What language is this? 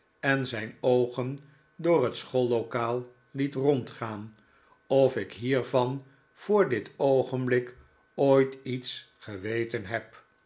Dutch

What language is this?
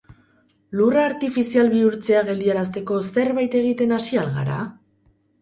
Basque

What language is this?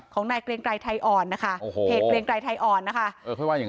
Thai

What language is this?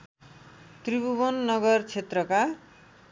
Nepali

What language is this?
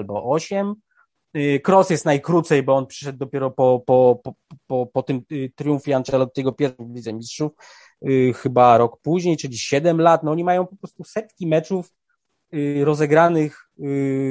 Polish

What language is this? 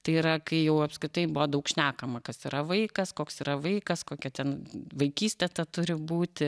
Lithuanian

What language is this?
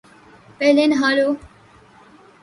Urdu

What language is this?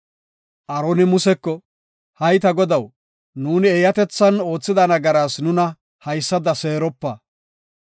Gofa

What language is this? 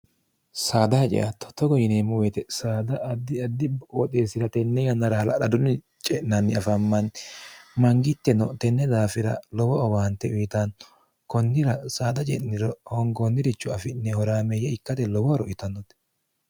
Sidamo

